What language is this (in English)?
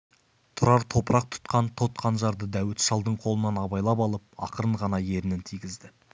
Kazakh